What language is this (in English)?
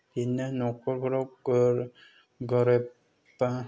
Bodo